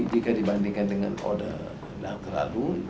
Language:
Indonesian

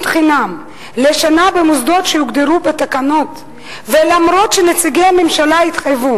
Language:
Hebrew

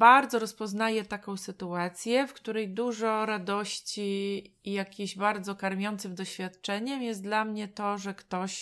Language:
Polish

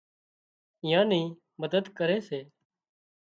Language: Wadiyara Koli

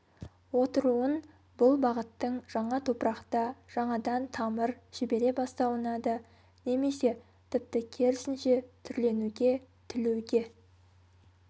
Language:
Kazakh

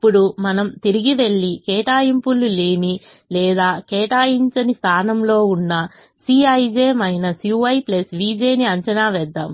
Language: Telugu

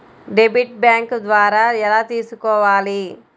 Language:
Telugu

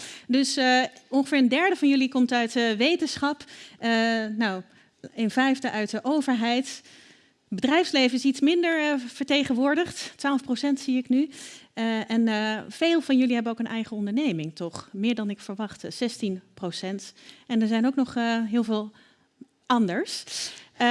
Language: Dutch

